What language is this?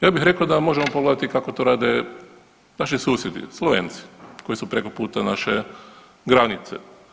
Croatian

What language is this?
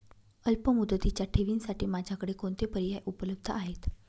Marathi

